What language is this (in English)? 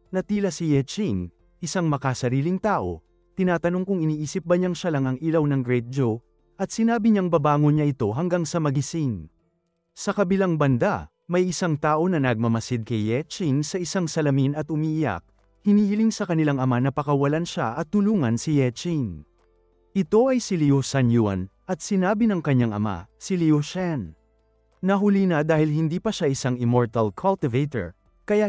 Filipino